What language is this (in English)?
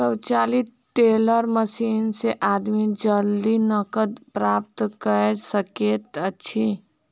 Maithili